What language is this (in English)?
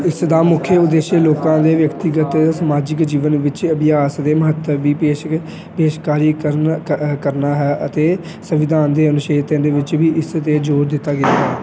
Punjabi